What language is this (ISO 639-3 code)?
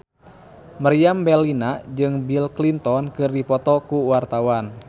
sun